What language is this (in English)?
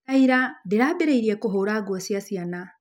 Kikuyu